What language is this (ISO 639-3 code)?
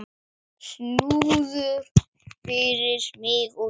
isl